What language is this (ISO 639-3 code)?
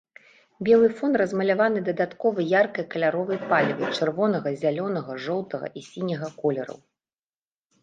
bel